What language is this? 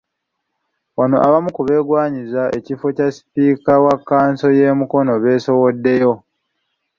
Ganda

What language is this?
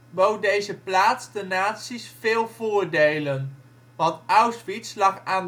Dutch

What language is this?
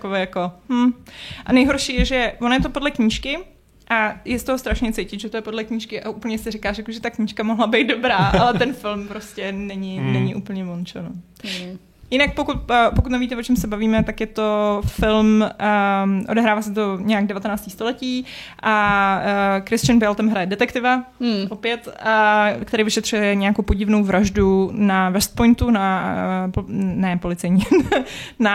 Czech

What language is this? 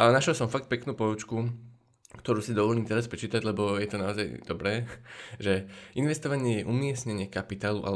Slovak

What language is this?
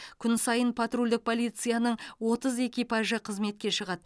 Kazakh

